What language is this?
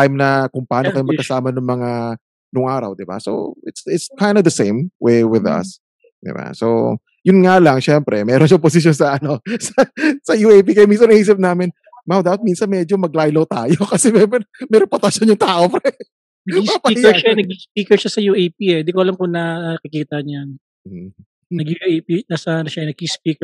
Filipino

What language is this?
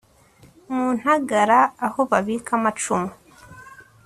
Kinyarwanda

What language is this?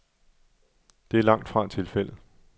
Danish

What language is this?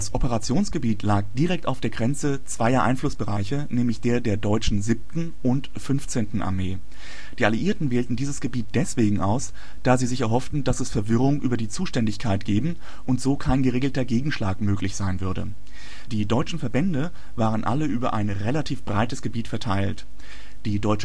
German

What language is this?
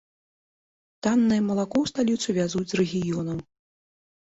Belarusian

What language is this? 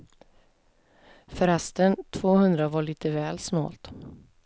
Swedish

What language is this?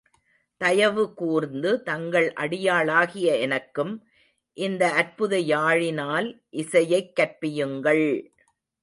Tamil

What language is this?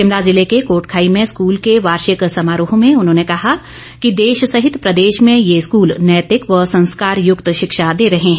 Hindi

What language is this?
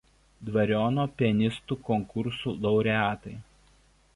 Lithuanian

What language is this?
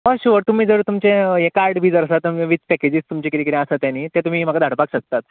Konkani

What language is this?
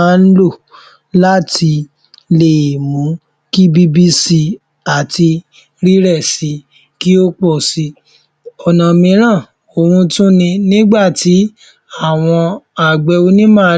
Yoruba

